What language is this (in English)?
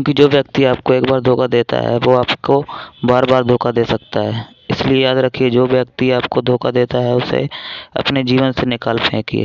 Hindi